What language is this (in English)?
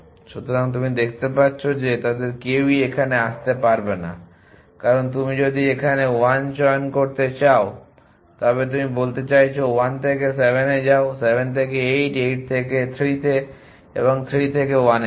Bangla